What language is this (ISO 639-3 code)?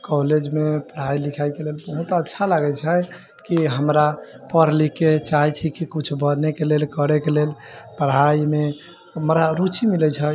mai